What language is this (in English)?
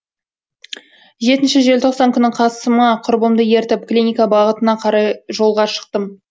Kazakh